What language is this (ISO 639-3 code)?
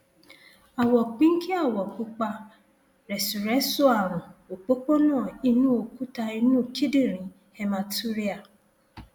yor